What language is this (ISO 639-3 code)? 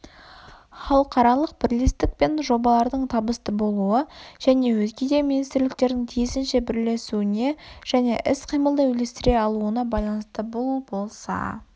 kaz